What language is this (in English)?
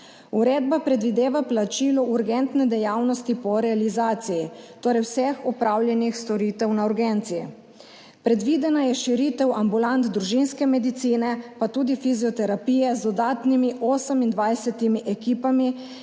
Slovenian